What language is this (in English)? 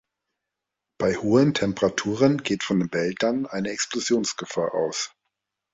German